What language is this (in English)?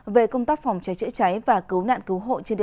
Vietnamese